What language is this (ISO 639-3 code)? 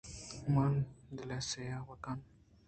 bgp